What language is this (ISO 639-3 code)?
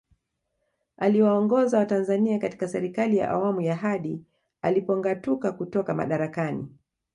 swa